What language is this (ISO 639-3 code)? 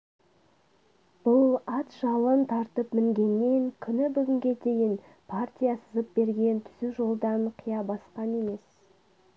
kaz